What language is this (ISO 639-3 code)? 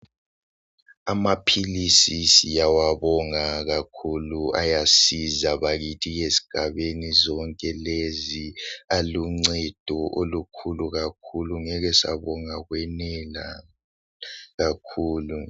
nde